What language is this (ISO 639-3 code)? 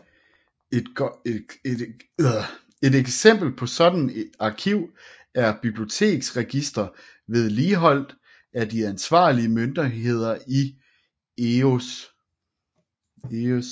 dan